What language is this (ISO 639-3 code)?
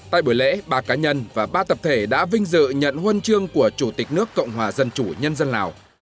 vie